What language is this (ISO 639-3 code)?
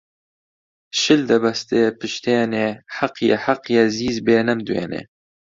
ckb